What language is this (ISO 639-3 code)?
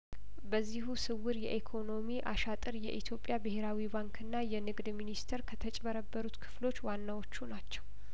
amh